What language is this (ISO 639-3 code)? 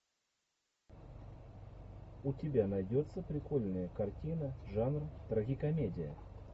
rus